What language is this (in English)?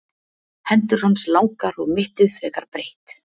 Icelandic